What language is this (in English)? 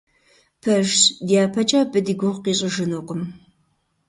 Kabardian